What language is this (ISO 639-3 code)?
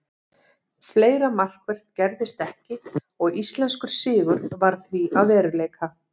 isl